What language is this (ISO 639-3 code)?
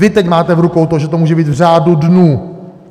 ces